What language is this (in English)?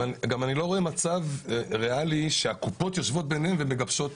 Hebrew